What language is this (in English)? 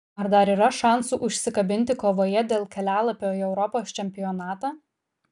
Lithuanian